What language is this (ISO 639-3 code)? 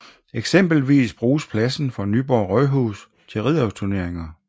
dan